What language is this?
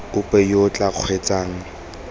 Tswana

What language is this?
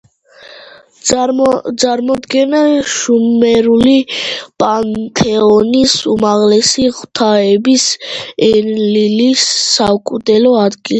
Georgian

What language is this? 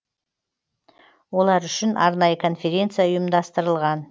Kazakh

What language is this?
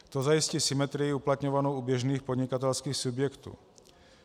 Czech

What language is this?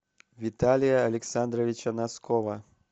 Russian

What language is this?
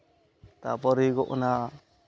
Santali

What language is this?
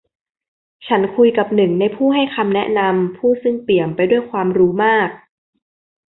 Thai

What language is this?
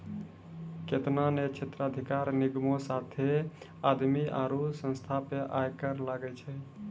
Maithili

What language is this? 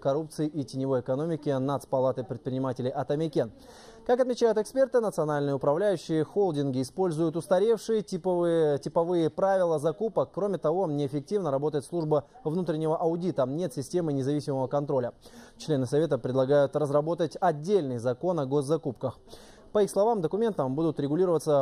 Russian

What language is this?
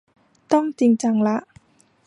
Thai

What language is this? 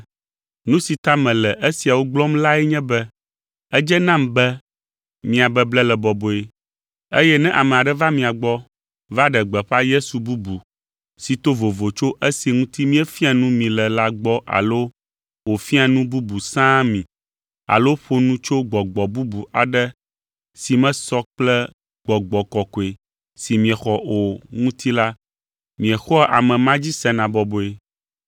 Ewe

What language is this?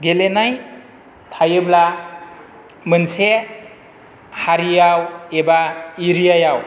Bodo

